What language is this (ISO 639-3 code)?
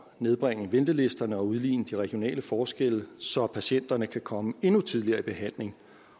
dan